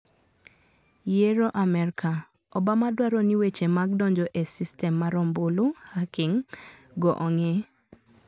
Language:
Luo (Kenya and Tanzania)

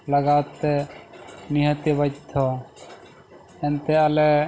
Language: Santali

